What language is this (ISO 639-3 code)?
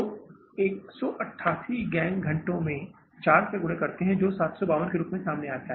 hin